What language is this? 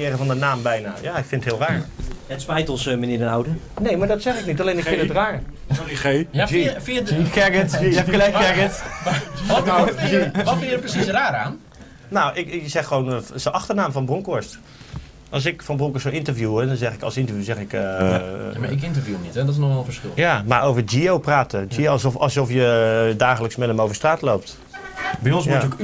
Dutch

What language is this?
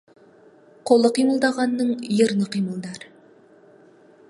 Kazakh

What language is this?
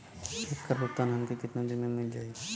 Bhojpuri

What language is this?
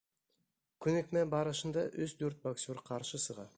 Bashkir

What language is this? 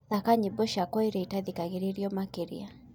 Kikuyu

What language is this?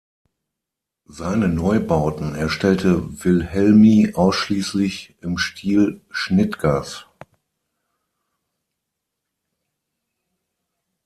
German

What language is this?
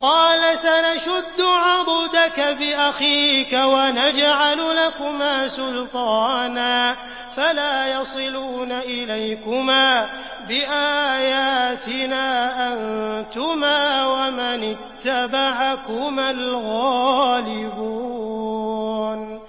Arabic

